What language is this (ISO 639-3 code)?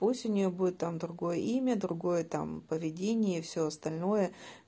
rus